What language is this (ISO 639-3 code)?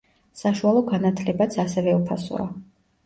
kat